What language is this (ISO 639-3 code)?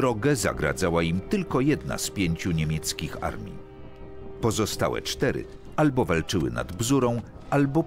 pol